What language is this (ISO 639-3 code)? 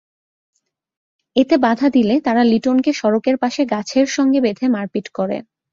ben